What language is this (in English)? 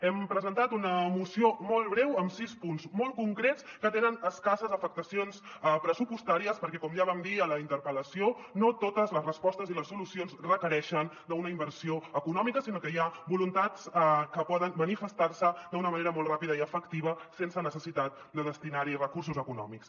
Catalan